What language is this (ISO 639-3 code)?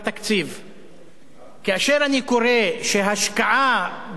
heb